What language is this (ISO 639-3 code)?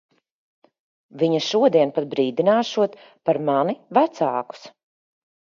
lav